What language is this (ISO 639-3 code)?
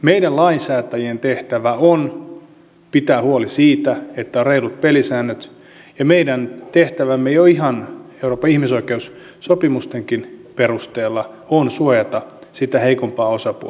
fin